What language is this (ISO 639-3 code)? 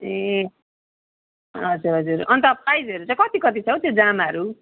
nep